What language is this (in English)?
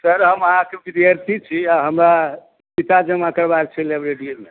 Maithili